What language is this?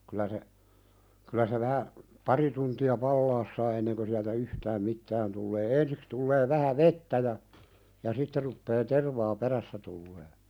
Finnish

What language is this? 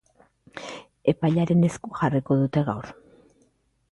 Basque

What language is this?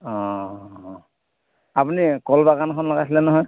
Assamese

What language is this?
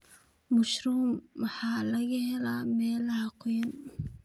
Somali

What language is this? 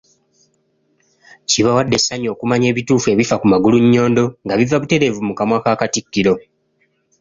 Ganda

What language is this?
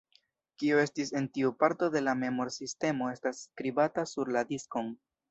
Esperanto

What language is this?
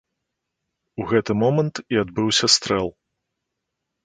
Belarusian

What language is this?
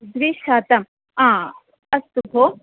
Sanskrit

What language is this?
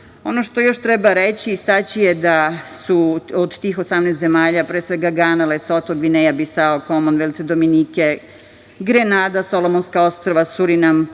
Serbian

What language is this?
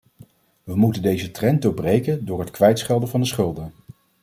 Dutch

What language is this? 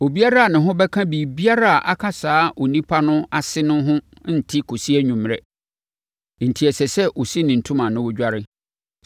Akan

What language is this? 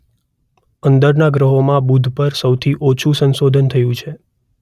Gujarati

